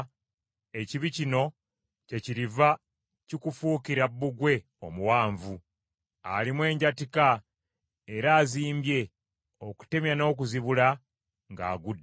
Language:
Ganda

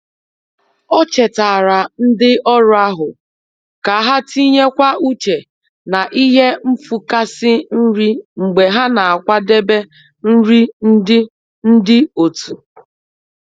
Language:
Igbo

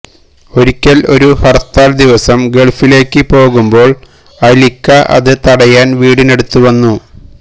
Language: Malayalam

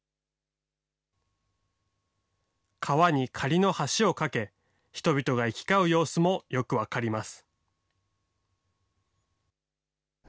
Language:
Japanese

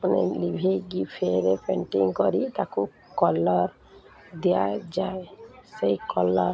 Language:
Odia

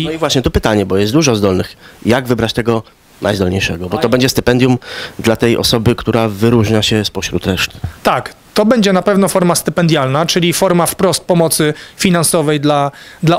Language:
Polish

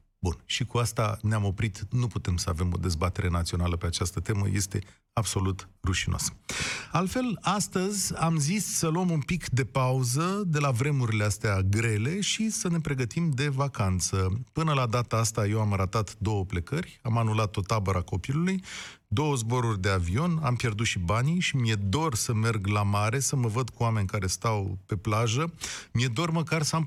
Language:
Romanian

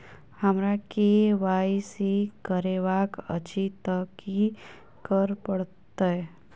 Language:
Maithili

